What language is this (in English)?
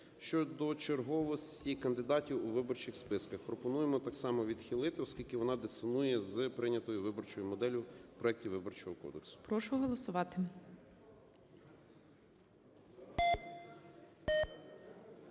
Ukrainian